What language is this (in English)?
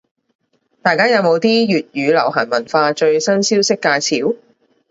Cantonese